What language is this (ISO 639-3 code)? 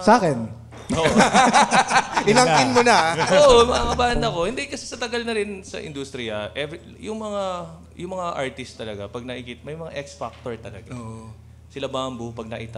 fil